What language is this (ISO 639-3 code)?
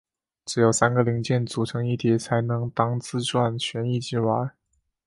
zho